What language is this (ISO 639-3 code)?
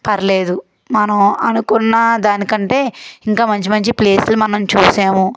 tel